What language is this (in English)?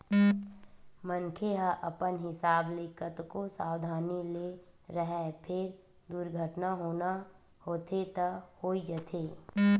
Chhattisgarhi